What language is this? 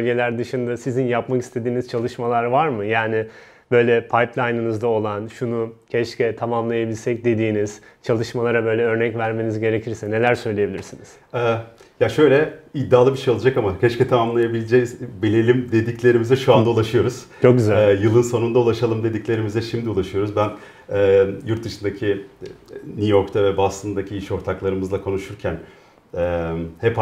Turkish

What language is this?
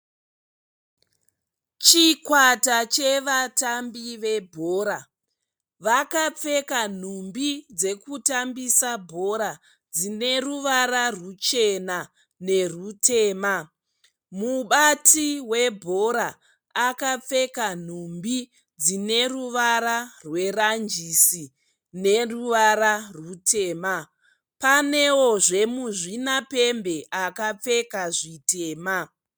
Shona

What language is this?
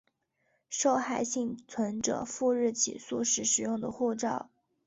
Chinese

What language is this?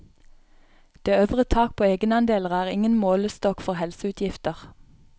Norwegian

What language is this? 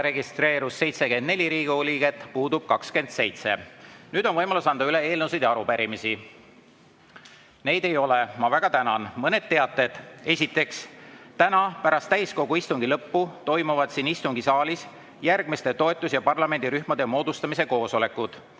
Estonian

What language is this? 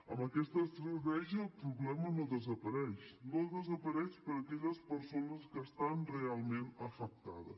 Catalan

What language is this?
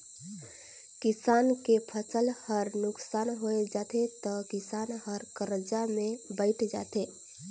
Chhattisgarhi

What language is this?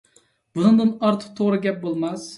Uyghur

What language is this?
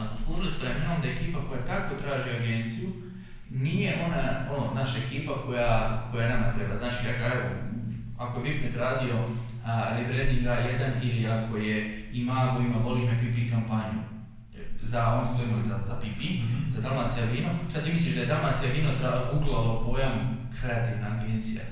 Croatian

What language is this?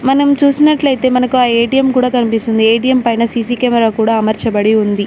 Telugu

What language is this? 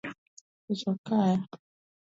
Luo (Kenya and Tanzania)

